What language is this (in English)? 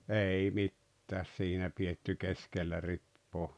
Finnish